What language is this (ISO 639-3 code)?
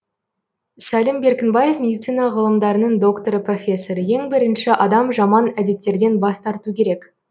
kaz